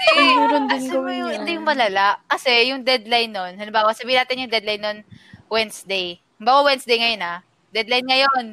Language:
Filipino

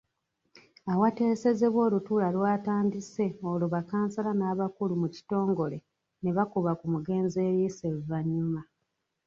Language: Ganda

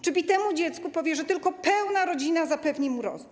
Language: Polish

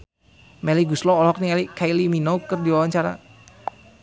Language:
Sundanese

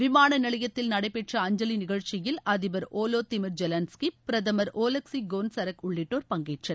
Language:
Tamil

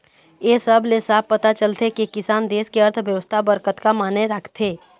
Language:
Chhattisgarhi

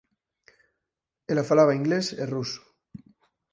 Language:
Galician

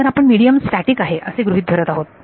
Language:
Marathi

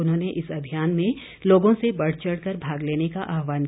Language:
Hindi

